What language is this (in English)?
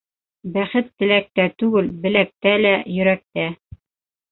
Bashkir